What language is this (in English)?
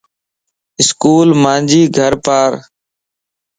Lasi